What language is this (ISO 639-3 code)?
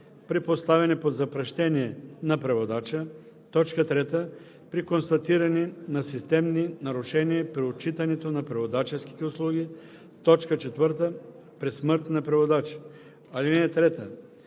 bul